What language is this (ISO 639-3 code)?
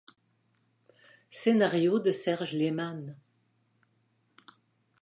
fra